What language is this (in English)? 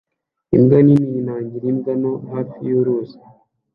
Kinyarwanda